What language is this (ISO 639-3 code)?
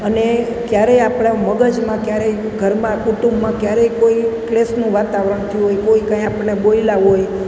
guj